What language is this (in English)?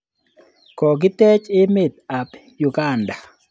Kalenjin